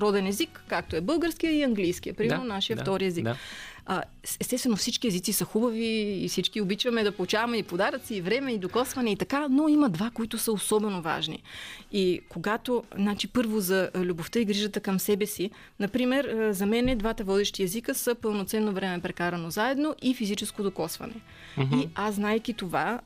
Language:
Bulgarian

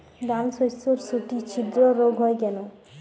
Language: Bangla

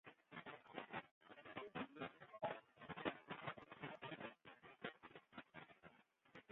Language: Western Frisian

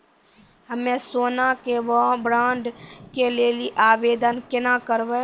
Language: Maithili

